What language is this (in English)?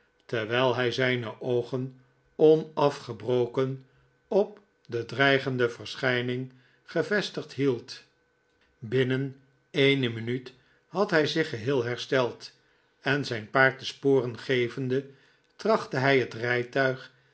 Dutch